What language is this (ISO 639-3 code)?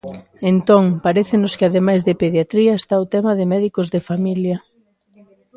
glg